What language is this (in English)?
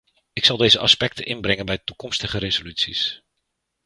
Dutch